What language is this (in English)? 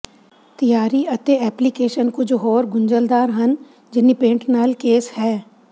Punjabi